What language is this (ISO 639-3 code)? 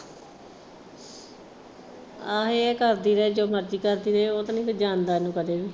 pan